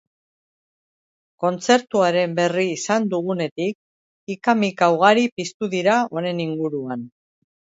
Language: Basque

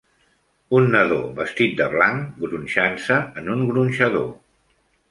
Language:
Catalan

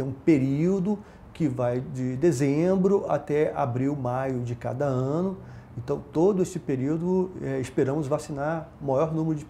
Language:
Portuguese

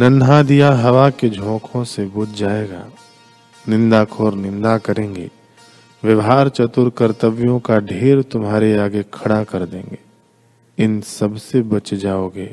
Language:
Hindi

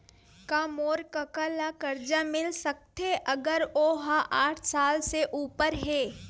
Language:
Chhattisgarhi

